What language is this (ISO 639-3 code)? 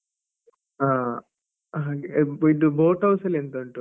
kan